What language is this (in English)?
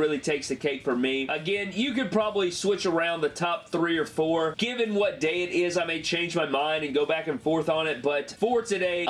English